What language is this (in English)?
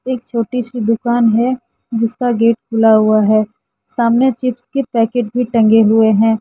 Hindi